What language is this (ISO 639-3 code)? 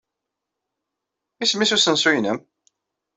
kab